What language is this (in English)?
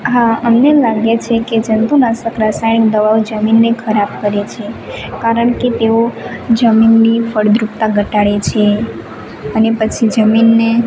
Gujarati